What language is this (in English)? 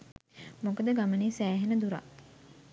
Sinhala